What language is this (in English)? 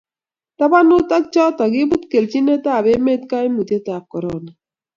Kalenjin